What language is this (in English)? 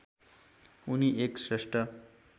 Nepali